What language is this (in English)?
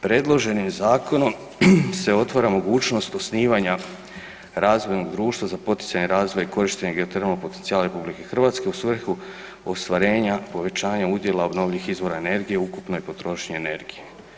Croatian